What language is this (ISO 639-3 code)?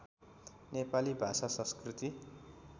nep